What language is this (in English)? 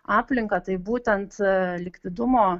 Lithuanian